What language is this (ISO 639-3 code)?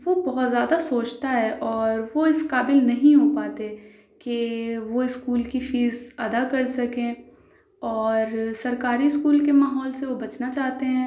urd